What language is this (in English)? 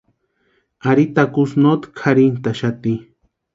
Western Highland Purepecha